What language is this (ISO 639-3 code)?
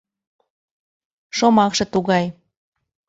chm